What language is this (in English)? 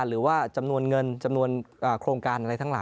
Thai